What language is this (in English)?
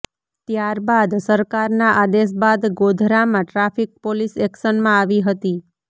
Gujarati